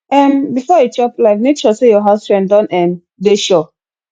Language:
Nigerian Pidgin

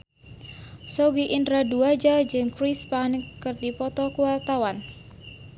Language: Sundanese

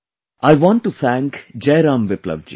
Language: English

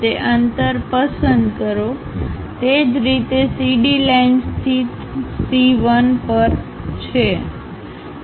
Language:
Gujarati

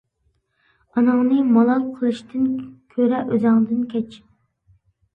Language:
Uyghur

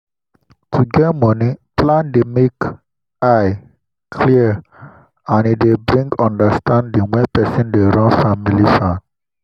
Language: Nigerian Pidgin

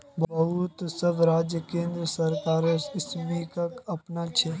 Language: Magahi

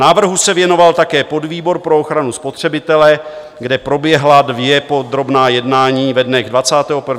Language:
Czech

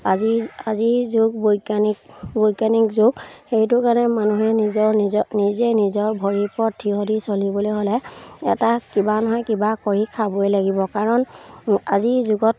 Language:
Assamese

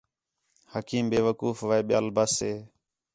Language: Khetrani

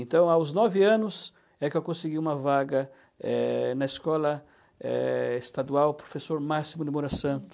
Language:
Portuguese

